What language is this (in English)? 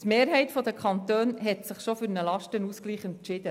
Swiss German